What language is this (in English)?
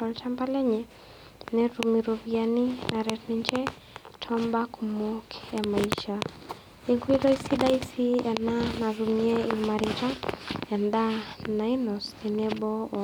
Masai